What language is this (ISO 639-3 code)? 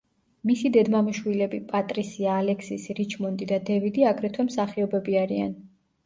kat